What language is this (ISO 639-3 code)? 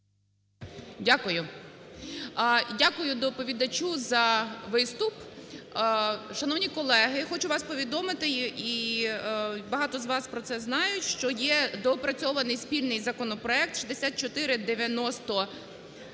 ukr